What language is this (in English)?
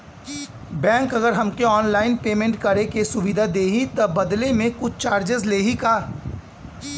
Bhojpuri